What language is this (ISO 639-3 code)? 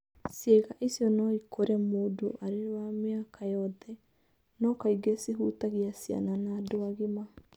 kik